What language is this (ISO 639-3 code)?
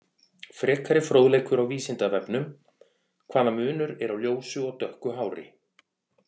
isl